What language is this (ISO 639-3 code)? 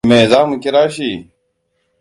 hau